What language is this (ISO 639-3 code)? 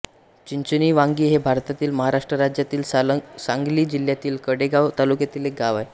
mar